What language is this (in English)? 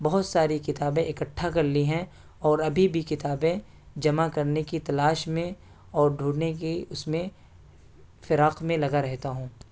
Urdu